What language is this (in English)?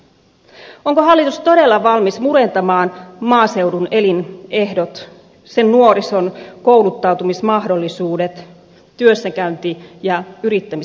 Finnish